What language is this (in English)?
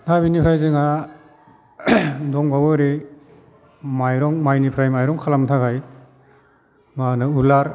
Bodo